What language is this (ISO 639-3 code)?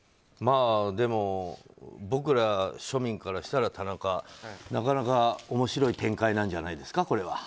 jpn